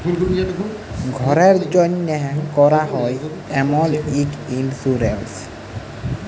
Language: Bangla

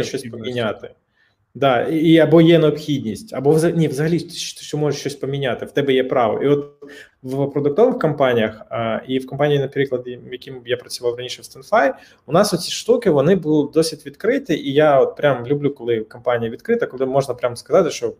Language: Ukrainian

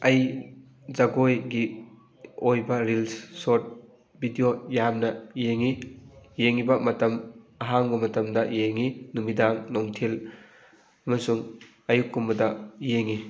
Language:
Manipuri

